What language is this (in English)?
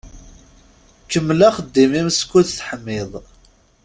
Kabyle